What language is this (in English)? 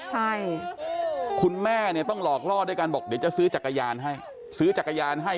Thai